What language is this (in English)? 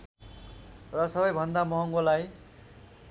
Nepali